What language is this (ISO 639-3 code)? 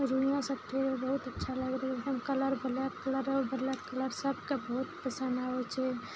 mai